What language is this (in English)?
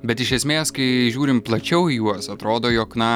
Lithuanian